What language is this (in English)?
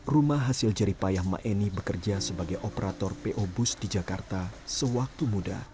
Indonesian